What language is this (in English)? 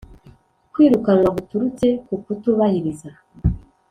Kinyarwanda